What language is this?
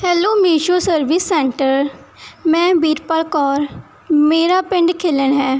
Punjabi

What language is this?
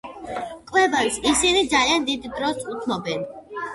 Georgian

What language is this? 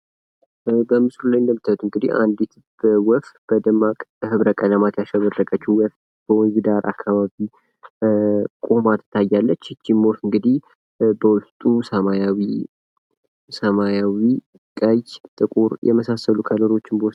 Amharic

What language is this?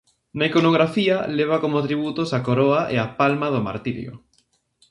Galician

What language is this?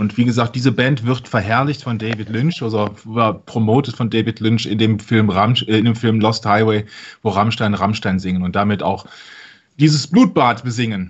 German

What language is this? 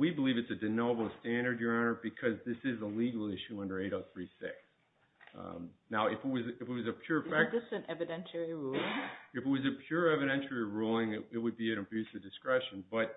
English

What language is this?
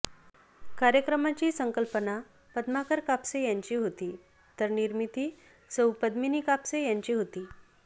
Marathi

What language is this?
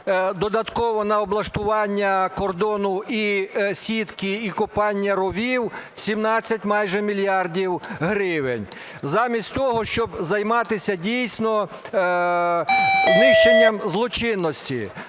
Ukrainian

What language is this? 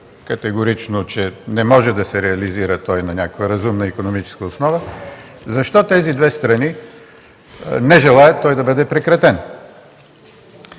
Bulgarian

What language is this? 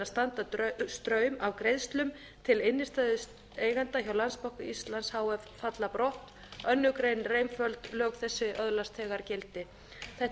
Icelandic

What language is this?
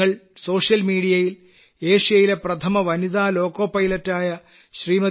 Malayalam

